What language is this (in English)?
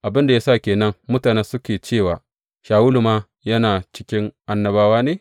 Hausa